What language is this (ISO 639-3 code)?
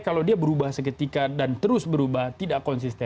ind